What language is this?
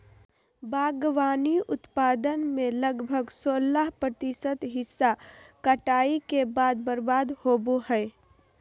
Magahi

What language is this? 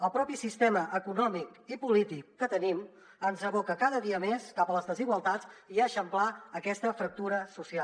Catalan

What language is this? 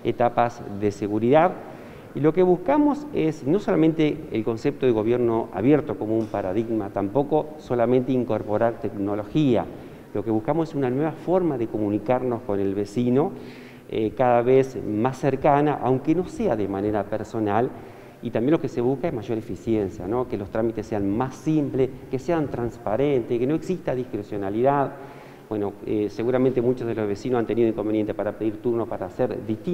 Spanish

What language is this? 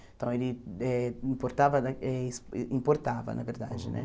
Portuguese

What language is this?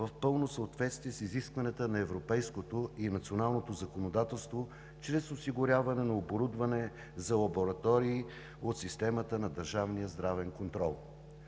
Bulgarian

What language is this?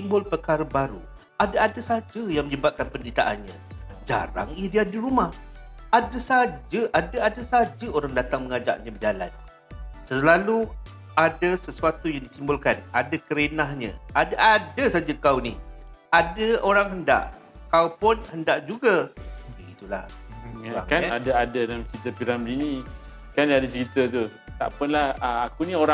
Malay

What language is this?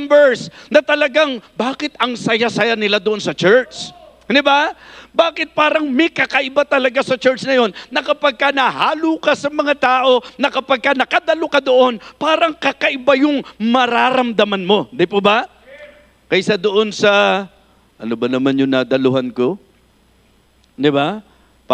Filipino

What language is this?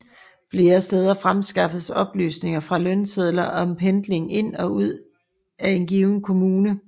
Danish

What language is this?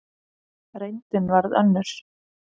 Icelandic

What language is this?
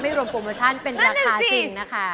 Thai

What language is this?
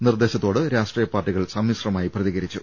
Malayalam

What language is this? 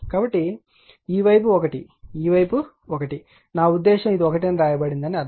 Telugu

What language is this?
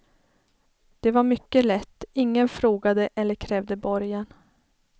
Swedish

